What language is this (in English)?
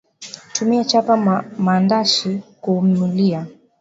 Swahili